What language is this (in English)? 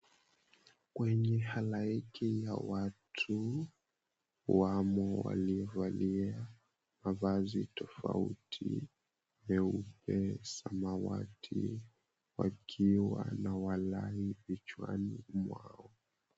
Swahili